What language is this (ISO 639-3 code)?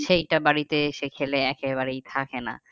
ben